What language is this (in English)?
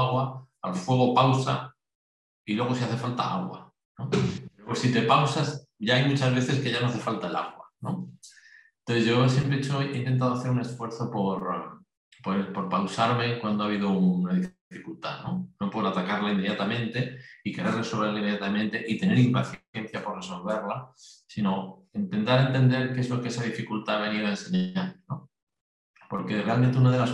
Spanish